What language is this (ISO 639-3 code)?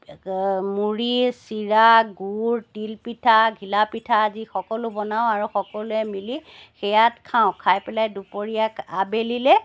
asm